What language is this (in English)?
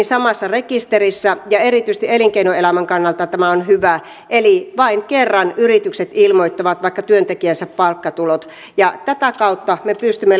Finnish